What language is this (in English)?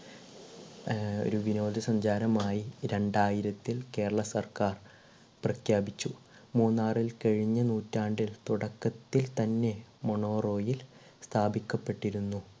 Malayalam